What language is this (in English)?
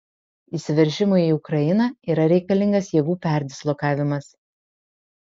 Lithuanian